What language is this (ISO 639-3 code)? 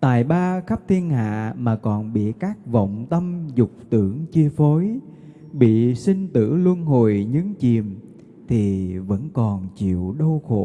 vie